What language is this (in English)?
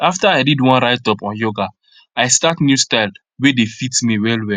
Nigerian Pidgin